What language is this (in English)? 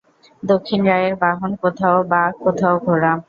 Bangla